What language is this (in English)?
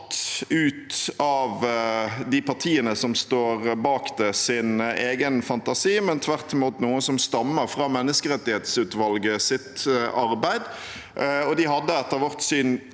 Norwegian